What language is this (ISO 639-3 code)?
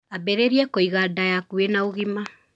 kik